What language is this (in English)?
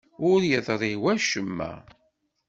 Kabyle